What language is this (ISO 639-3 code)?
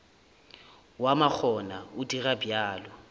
nso